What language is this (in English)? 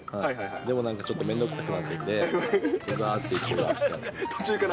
Japanese